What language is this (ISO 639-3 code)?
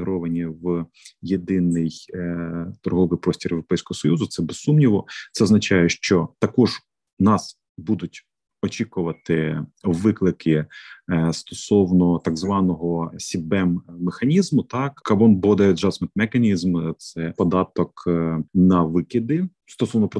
ukr